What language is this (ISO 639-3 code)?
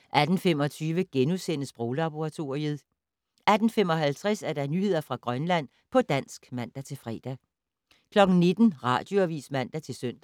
dan